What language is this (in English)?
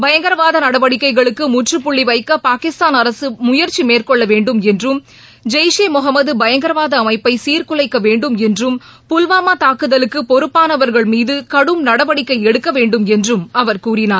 Tamil